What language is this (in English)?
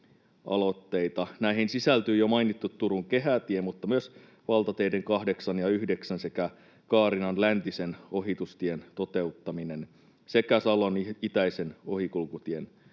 Finnish